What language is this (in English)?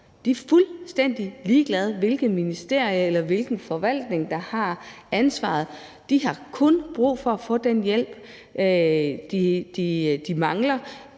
Danish